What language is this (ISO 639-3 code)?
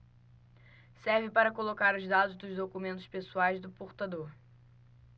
por